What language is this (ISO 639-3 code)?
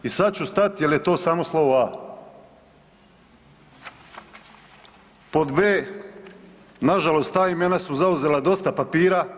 hrv